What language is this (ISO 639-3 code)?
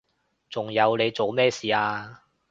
yue